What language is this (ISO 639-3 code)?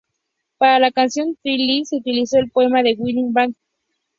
spa